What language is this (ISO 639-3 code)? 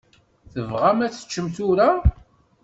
kab